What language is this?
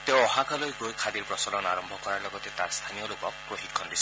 Assamese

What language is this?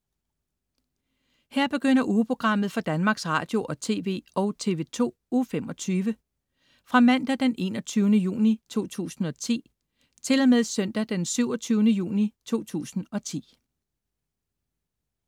Danish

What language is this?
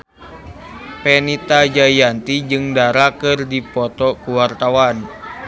Sundanese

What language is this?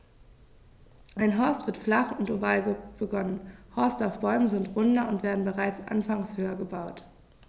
German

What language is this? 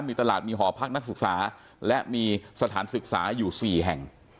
Thai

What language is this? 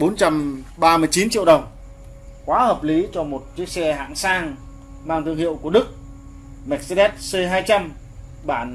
Vietnamese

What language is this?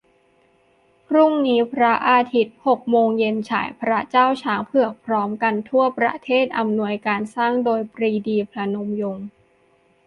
Thai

